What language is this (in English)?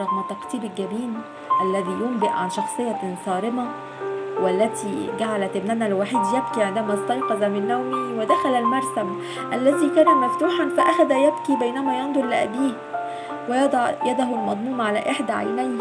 Arabic